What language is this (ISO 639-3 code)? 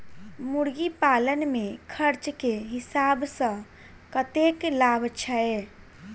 mai